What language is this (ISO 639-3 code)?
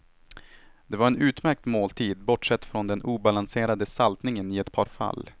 swe